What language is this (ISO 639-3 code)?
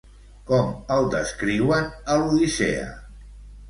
cat